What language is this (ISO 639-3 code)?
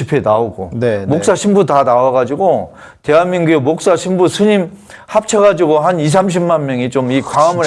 kor